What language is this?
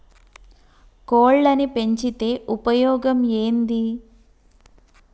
Telugu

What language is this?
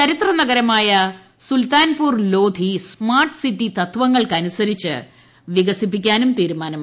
Malayalam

